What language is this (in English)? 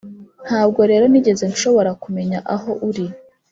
Kinyarwanda